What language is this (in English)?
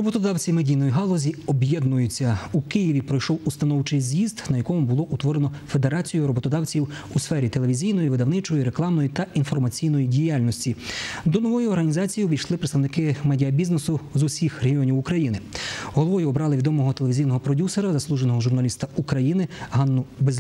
Ukrainian